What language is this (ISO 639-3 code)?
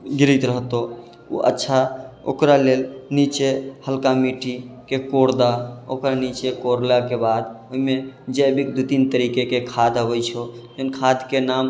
mai